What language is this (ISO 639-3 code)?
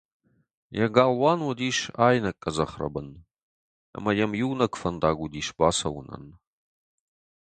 oss